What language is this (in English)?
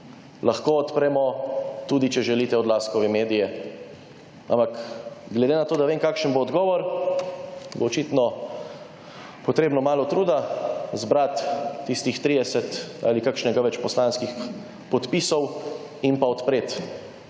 Slovenian